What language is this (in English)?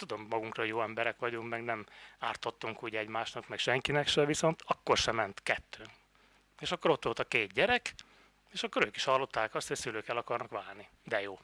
Hungarian